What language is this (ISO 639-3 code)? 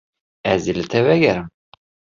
kur